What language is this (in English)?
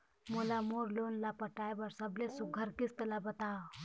Chhattisgarhi